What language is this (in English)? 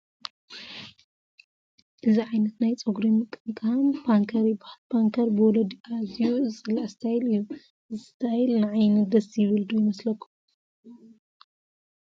Tigrinya